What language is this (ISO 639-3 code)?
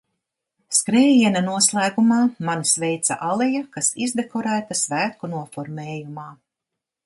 lav